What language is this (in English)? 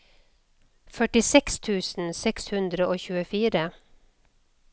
Norwegian